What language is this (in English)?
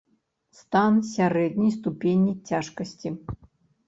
Belarusian